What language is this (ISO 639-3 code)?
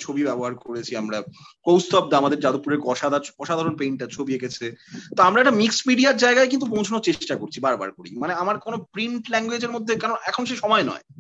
ben